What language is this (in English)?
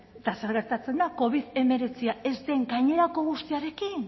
Basque